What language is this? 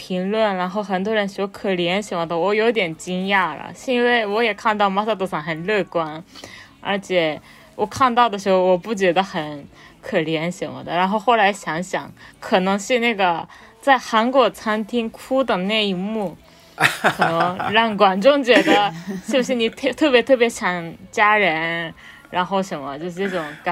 Chinese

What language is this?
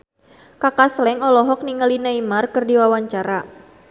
Sundanese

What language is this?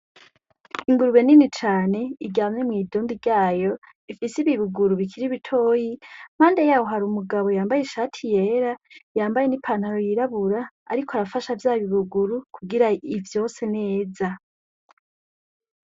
Rundi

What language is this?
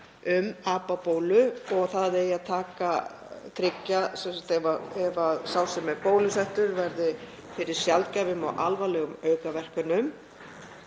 Icelandic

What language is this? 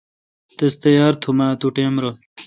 Kalkoti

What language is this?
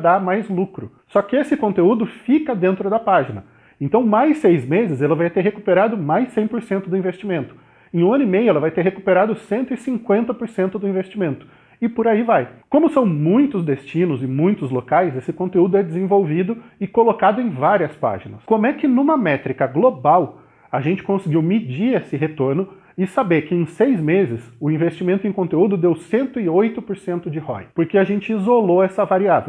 Portuguese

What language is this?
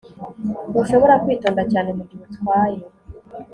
Kinyarwanda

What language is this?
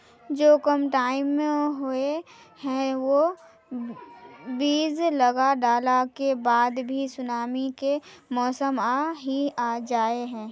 Magahi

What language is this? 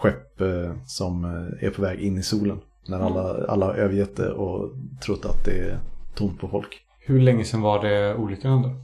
Swedish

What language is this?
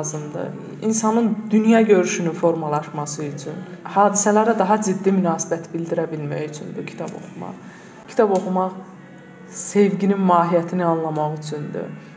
Turkish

